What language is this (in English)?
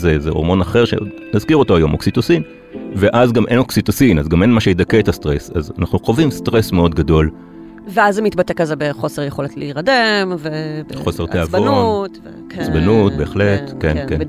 Hebrew